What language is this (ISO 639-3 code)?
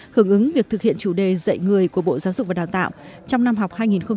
vie